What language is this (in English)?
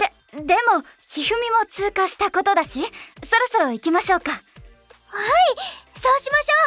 Japanese